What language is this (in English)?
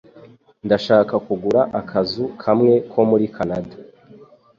Kinyarwanda